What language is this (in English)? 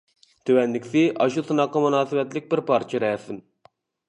Uyghur